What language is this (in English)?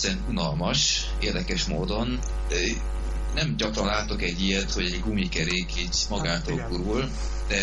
Hungarian